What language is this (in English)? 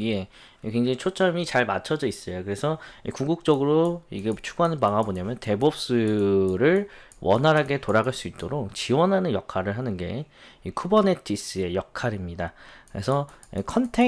Korean